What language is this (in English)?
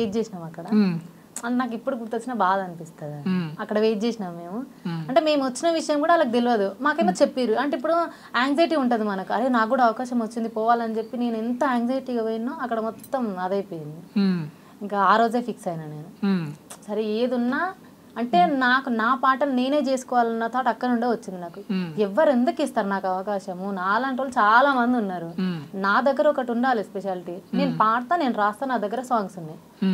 Telugu